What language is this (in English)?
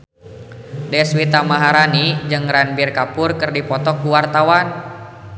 Sundanese